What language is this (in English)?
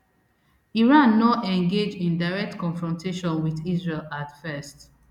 Nigerian Pidgin